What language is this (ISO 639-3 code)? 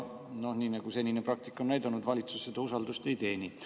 est